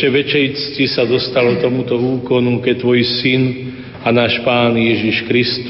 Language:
Slovak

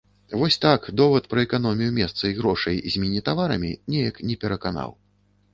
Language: Belarusian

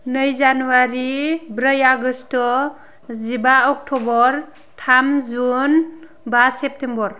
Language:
Bodo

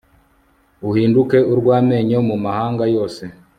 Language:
Kinyarwanda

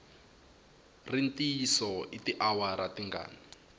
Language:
Tsonga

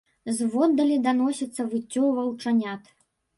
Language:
Belarusian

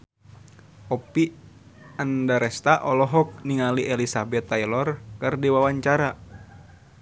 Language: Sundanese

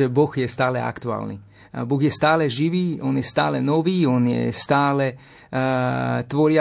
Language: Slovak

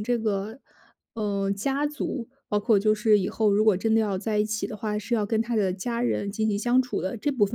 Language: Chinese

